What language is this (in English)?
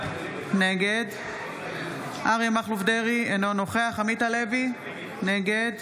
Hebrew